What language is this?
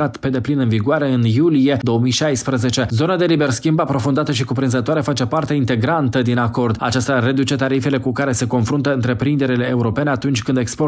Romanian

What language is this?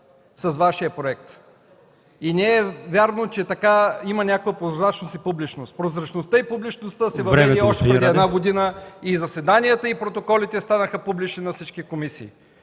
Bulgarian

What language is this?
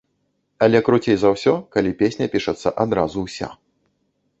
Belarusian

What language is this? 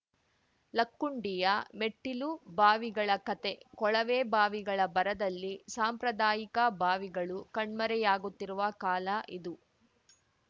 Kannada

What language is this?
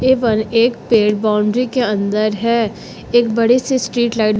Hindi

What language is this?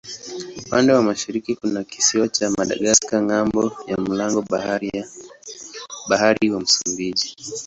Swahili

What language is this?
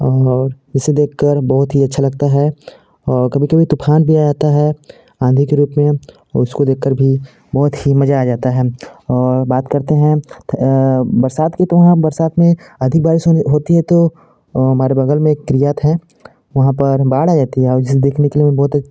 Hindi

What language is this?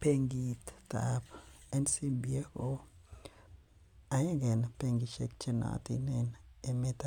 Kalenjin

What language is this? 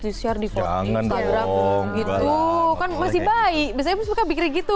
Indonesian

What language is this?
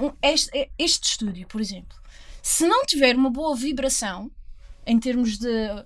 Portuguese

